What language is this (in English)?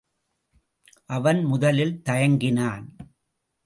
Tamil